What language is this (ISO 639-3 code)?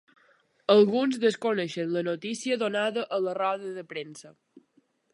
cat